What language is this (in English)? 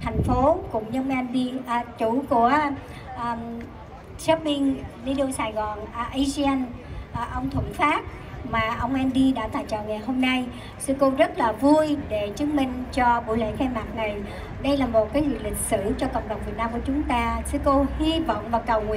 Vietnamese